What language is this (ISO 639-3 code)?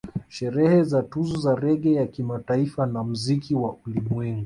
swa